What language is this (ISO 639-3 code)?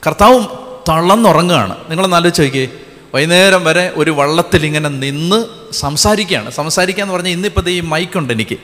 mal